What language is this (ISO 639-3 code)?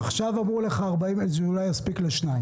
heb